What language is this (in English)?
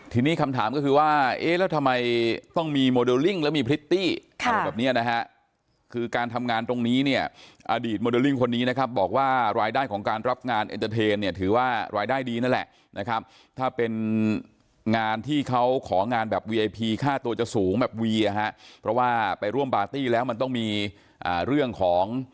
Thai